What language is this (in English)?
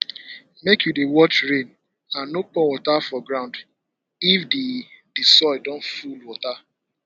Nigerian Pidgin